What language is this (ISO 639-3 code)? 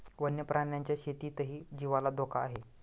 mar